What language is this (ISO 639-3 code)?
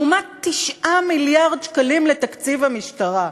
heb